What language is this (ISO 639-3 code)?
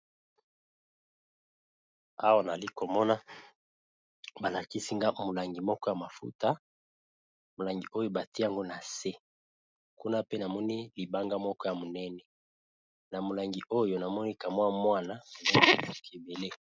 lin